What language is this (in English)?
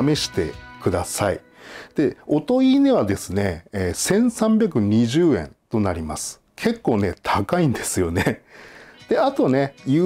Japanese